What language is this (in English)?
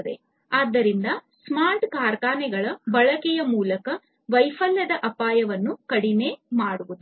Kannada